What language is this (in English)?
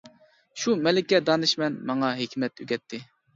Uyghur